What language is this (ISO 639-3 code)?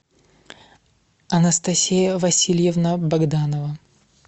rus